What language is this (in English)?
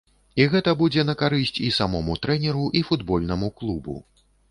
Belarusian